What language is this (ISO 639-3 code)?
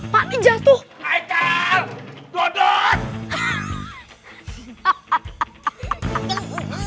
ind